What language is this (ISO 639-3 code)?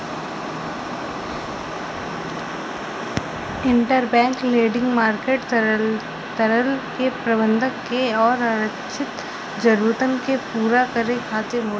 bho